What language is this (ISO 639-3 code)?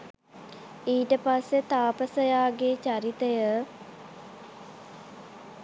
sin